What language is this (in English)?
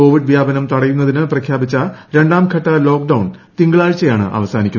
Malayalam